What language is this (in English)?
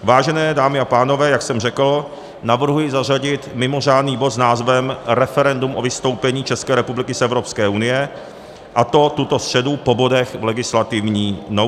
Czech